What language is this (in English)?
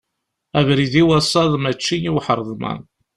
Kabyle